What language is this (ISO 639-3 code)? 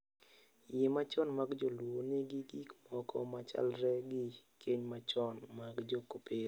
luo